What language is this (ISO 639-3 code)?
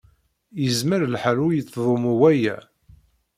kab